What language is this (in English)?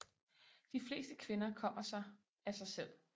Danish